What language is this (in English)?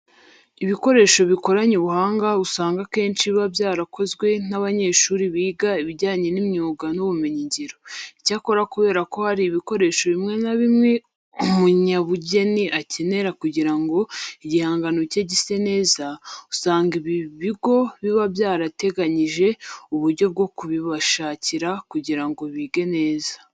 Kinyarwanda